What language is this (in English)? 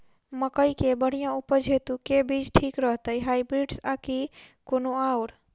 Maithili